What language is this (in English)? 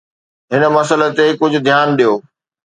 Sindhi